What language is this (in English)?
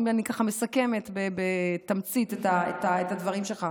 Hebrew